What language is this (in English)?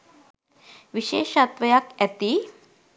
Sinhala